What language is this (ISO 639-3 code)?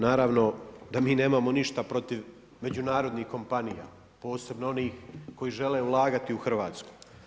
hrv